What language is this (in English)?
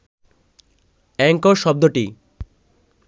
Bangla